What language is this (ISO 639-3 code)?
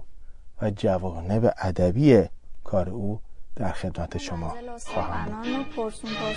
fas